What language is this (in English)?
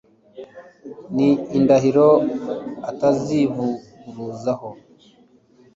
Kinyarwanda